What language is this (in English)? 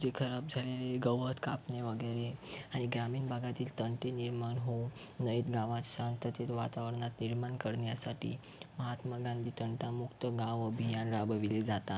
Marathi